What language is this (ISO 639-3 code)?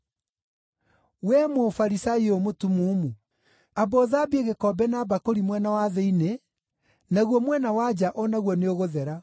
kik